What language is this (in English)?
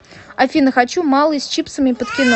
Russian